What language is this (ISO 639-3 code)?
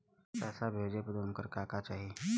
bho